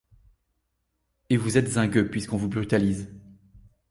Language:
French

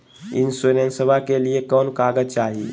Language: Magahi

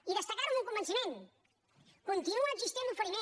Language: Catalan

